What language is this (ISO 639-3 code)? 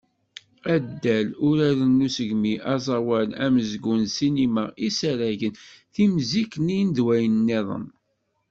kab